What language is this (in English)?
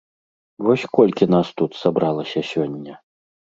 Belarusian